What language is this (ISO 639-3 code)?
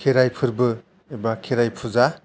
brx